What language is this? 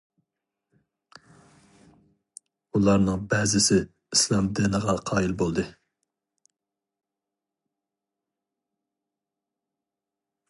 Uyghur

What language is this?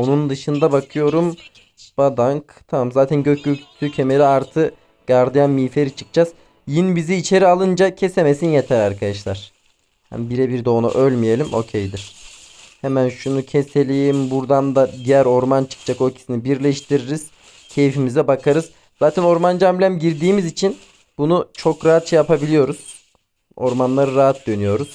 Turkish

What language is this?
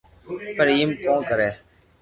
Loarki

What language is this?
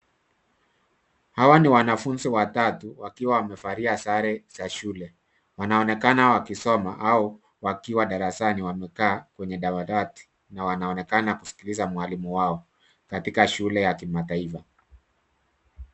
Swahili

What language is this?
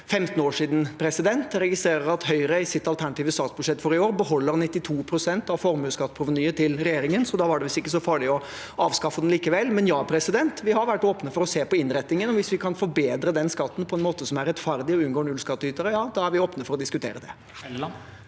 Norwegian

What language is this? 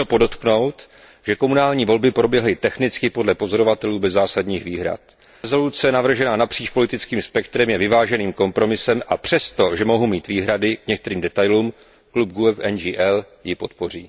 Czech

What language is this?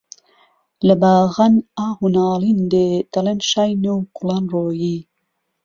Central Kurdish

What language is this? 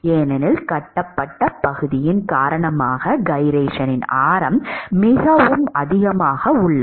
Tamil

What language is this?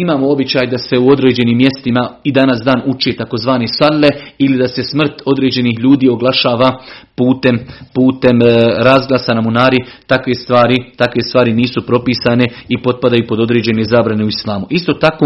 Croatian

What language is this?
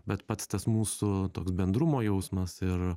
Lithuanian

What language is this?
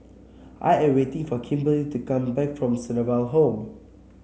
English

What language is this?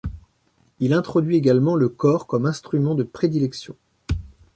French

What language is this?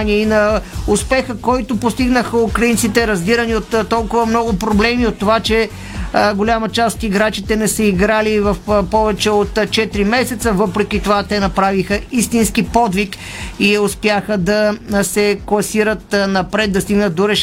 Bulgarian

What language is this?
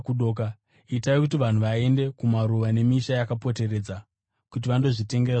Shona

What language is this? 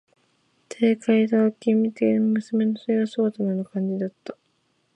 Japanese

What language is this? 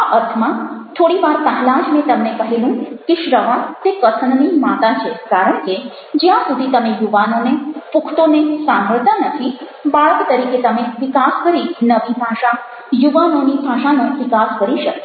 Gujarati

